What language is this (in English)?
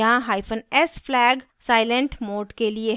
Hindi